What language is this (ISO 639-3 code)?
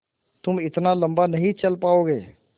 hin